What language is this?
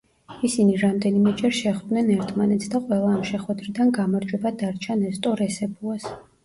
Georgian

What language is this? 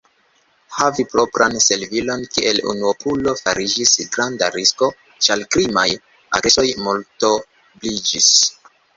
Esperanto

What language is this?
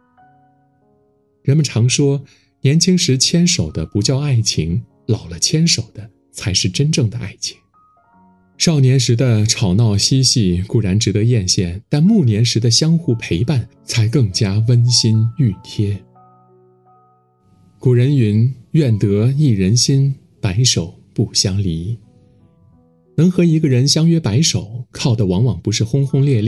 Chinese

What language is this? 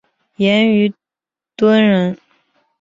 Chinese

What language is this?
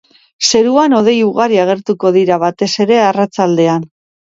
Basque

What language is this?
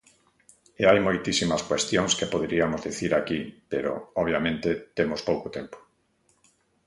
Galician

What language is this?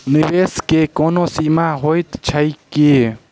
Maithili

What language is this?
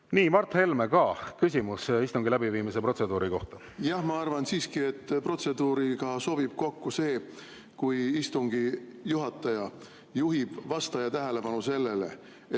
Estonian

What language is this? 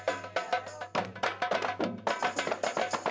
Indonesian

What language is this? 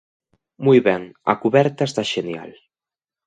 Galician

